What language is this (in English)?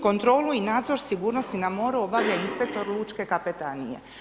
Croatian